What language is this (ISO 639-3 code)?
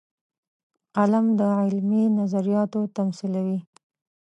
pus